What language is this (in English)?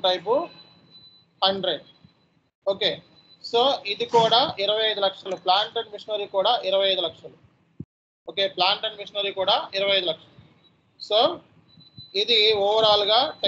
Telugu